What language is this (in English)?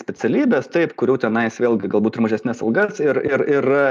Lithuanian